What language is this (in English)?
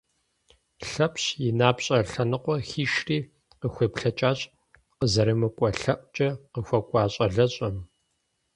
Kabardian